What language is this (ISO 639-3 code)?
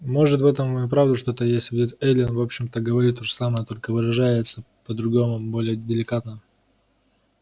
rus